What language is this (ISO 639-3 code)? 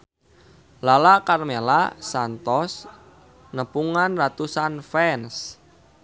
sun